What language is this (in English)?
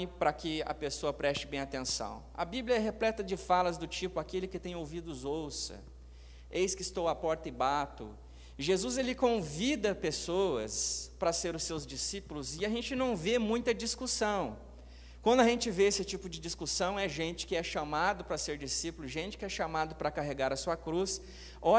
Portuguese